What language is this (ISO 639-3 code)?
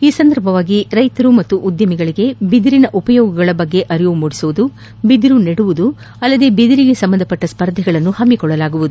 kan